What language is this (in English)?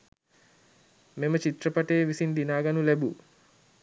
Sinhala